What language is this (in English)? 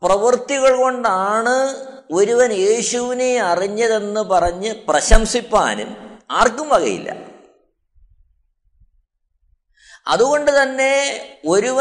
Malayalam